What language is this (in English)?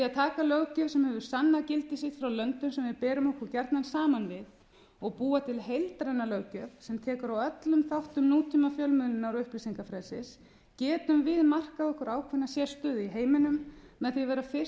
Icelandic